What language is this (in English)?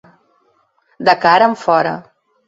Catalan